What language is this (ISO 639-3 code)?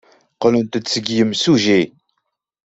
kab